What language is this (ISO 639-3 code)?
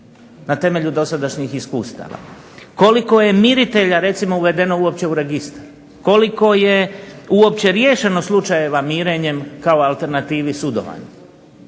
hrv